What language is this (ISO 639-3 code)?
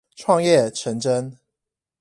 zho